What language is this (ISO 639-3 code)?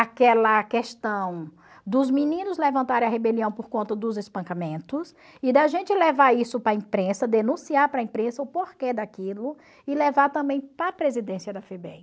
por